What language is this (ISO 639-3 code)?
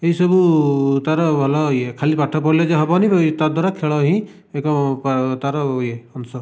ori